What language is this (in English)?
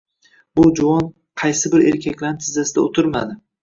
Uzbek